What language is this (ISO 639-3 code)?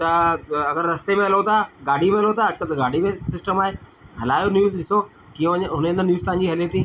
snd